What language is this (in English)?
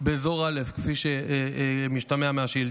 Hebrew